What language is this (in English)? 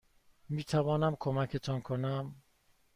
Persian